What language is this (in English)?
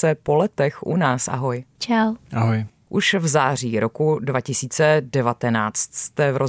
Czech